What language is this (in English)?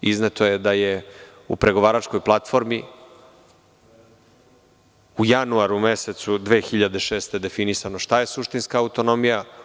Serbian